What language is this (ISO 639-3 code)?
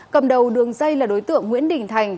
vie